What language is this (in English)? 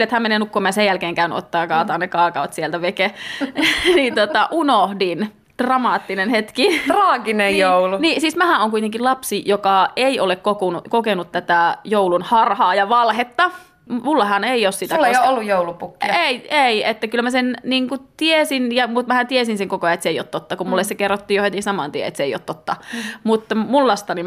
Finnish